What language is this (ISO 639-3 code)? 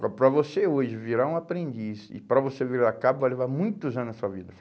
por